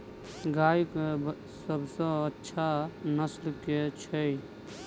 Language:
Maithili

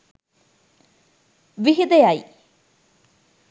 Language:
Sinhala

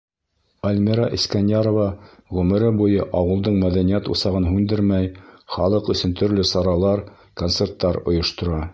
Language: Bashkir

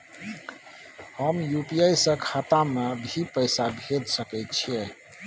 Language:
Maithili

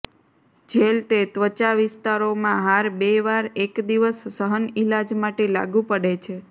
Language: Gujarati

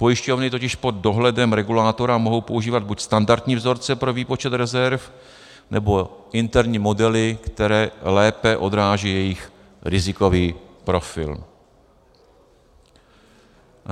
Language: Czech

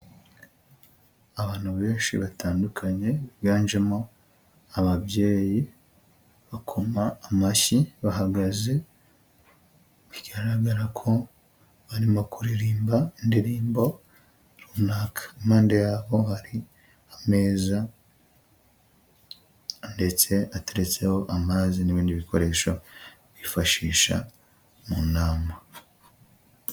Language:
Kinyarwanda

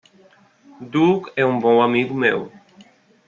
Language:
Portuguese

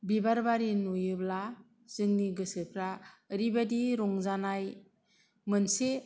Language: Bodo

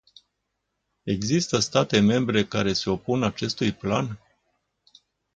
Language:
Romanian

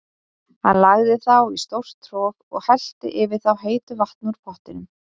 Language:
Icelandic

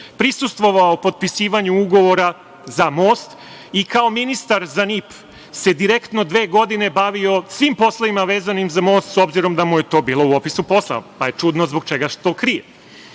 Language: Serbian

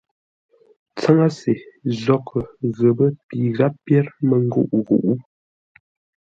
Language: Ngombale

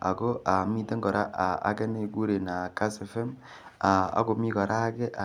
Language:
Kalenjin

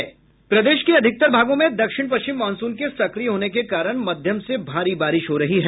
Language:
Hindi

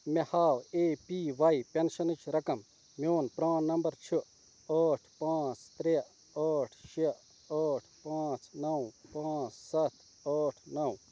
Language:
Kashmiri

